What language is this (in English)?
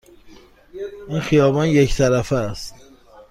Persian